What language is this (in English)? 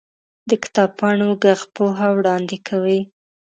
Pashto